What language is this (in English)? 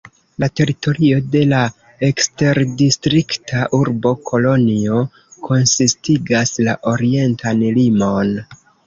Esperanto